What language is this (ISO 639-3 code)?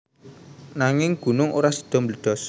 jav